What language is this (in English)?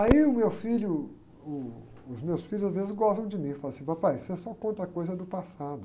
Portuguese